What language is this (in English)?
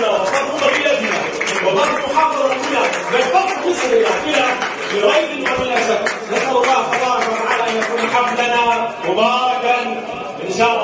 Arabic